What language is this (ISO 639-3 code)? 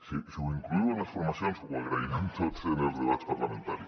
cat